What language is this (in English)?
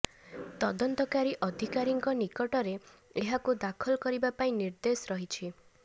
Odia